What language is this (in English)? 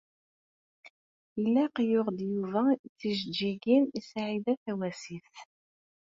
Kabyle